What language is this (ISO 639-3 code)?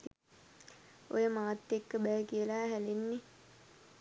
sin